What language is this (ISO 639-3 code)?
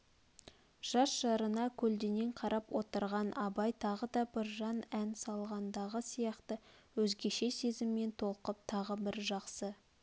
kaz